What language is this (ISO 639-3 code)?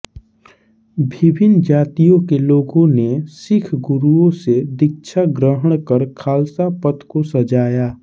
hin